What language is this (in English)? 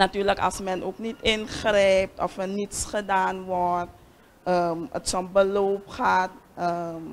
Dutch